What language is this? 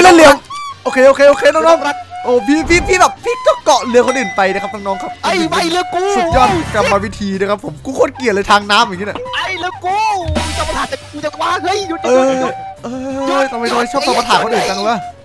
Thai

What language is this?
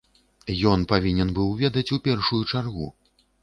Belarusian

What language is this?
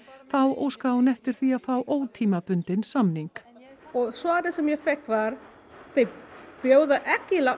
Icelandic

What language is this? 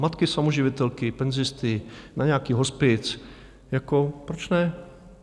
Czech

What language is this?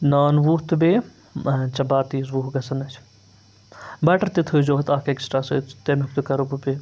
Kashmiri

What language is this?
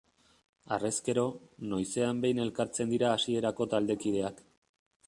Basque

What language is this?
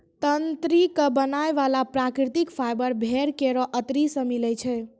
Maithili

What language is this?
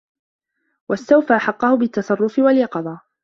Arabic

